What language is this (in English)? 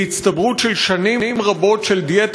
Hebrew